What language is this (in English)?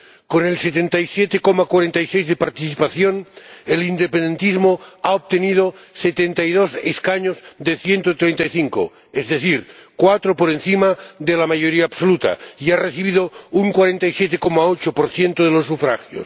Spanish